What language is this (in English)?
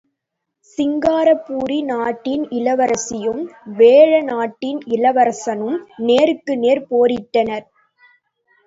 Tamil